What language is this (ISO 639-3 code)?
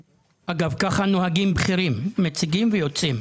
heb